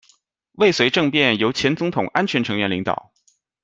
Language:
Chinese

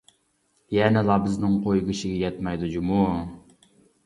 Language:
Uyghur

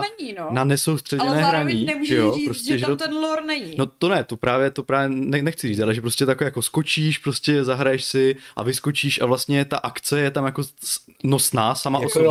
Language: Czech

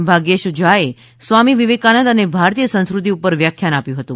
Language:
Gujarati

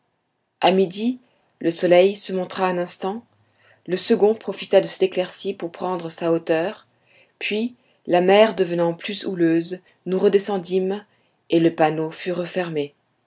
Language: French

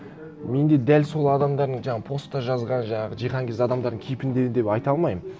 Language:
Kazakh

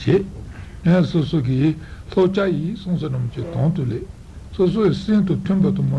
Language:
Italian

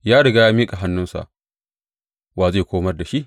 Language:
Hausa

